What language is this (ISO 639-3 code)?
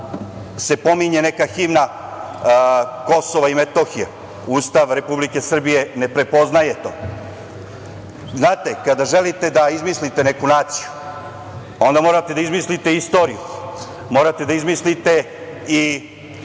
srp